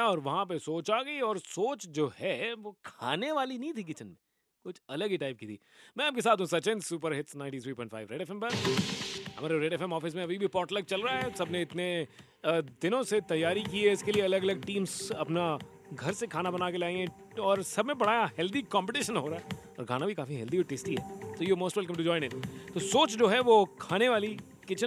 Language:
Hindi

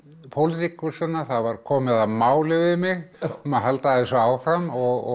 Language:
Icelandic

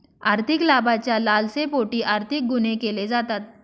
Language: Marathi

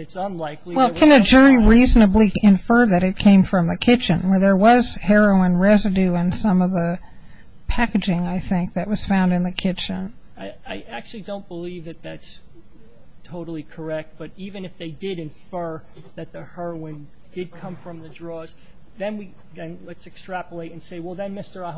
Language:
English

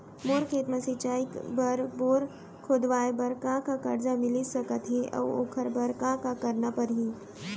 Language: Chhattisgarhi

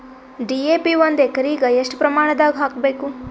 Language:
Kannada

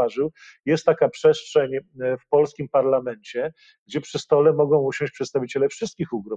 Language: Polish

